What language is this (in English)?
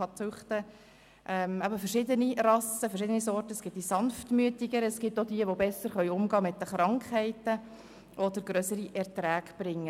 Swiss German